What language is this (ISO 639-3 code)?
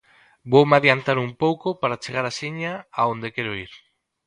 glg